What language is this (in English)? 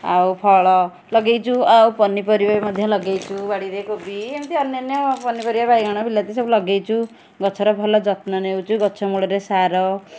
Odia